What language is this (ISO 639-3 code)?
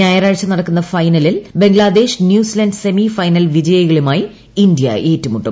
mal